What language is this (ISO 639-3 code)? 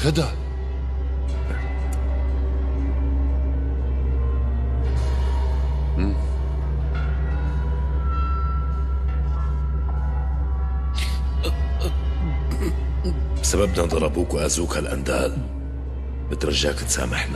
ara